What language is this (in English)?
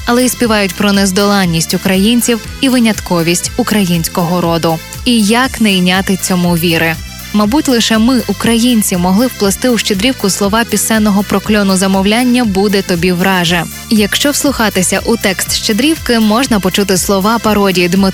Ukrainian